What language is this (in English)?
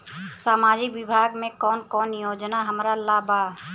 Bhojpuri